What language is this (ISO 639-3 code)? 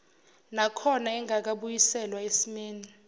zul